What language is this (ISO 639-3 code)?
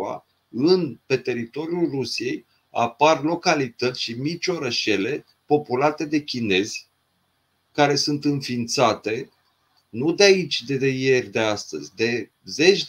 ron